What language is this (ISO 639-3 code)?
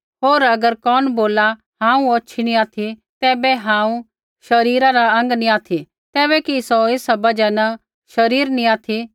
kfx